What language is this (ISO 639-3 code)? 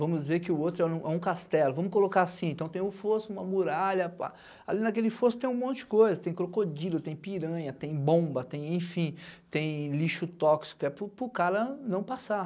por